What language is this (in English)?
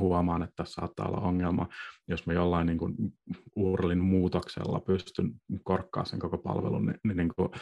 Finnish